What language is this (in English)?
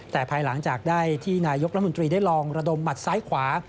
Thai